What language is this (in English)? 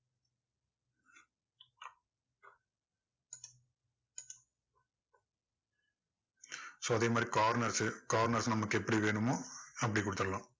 Tamil